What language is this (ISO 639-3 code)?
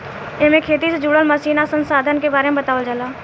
bho